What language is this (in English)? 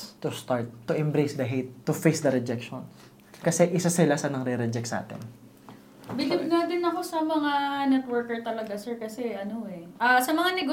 Filipino